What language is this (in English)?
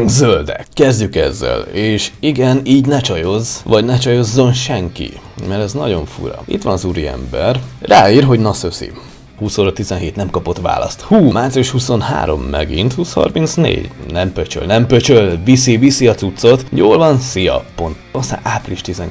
Hungarian